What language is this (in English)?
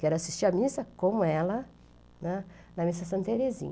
Portuguese